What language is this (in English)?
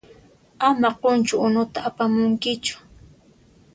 Puno Quechua